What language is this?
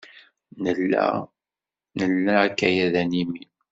Kabyle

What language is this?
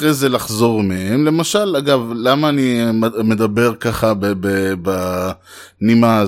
Hebrew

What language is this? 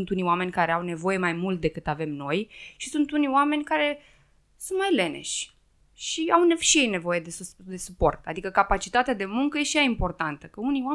Romanian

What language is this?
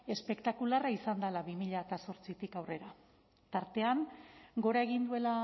Basque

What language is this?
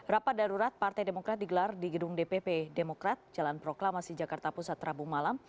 Indonesian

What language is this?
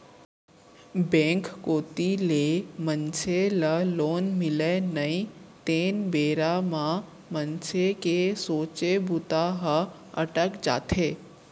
Chhattisgarhi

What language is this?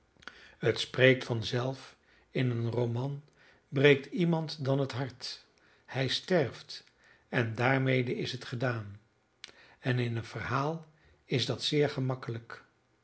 Dutch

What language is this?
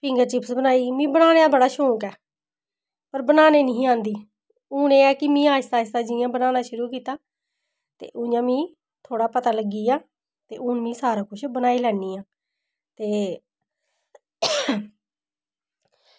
Dogri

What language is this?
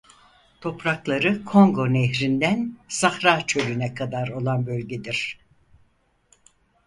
Turkish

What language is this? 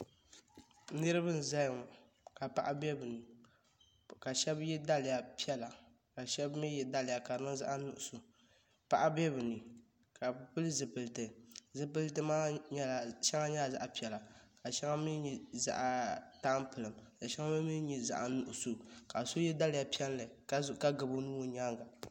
Dagbani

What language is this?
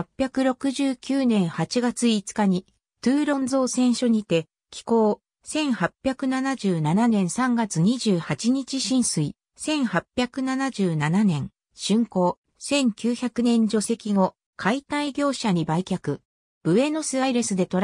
Japanese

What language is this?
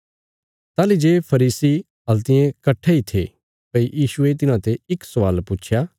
Bilaspuri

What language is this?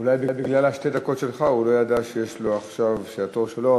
Hebrew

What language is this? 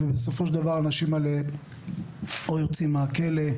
Hebrew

